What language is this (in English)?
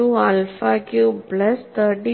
Malayalam